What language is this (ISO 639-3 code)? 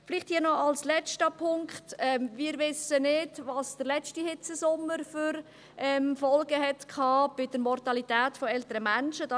gsw